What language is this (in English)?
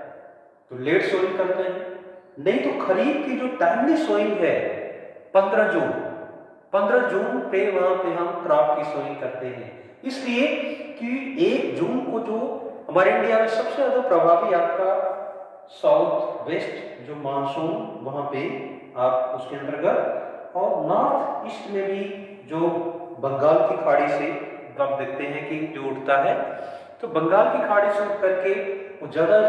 Hindi